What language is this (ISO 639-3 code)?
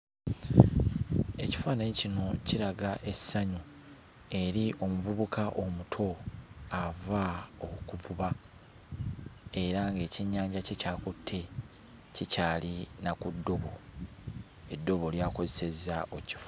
lug